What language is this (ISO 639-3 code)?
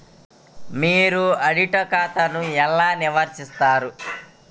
tel